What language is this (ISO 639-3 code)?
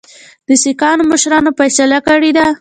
pus